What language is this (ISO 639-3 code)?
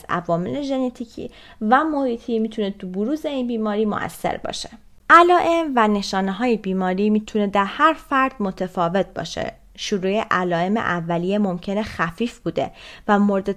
fas